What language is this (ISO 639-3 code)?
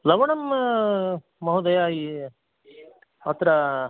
san